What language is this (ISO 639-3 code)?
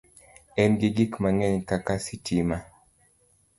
luo